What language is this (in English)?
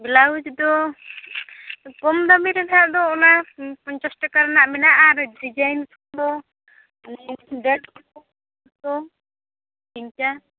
Santali